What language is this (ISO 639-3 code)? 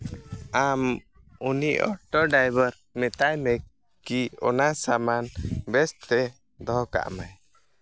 sat